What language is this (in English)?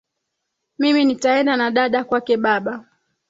Swahili